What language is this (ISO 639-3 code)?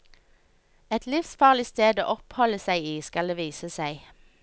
nor